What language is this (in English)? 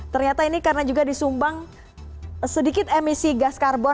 Indonesian